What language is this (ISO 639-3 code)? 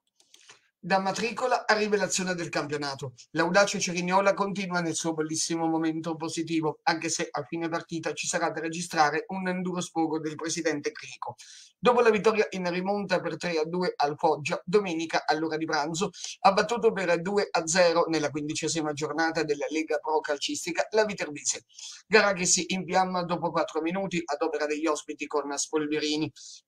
ita